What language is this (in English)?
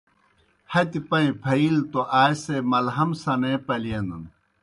Kohistani Shina